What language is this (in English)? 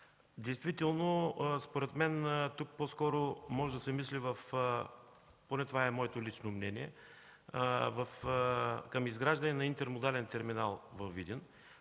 Bulgarian